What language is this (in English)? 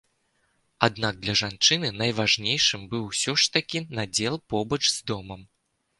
Belarusian